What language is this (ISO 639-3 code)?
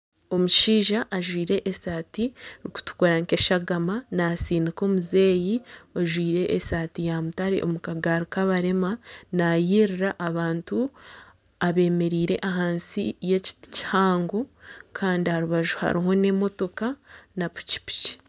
nyn